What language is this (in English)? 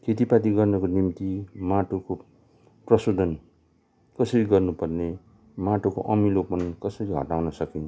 Nepali